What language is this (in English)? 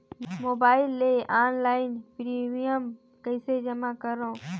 Chhattisgarhi